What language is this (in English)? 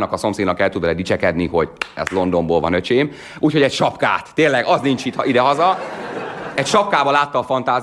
Hungarian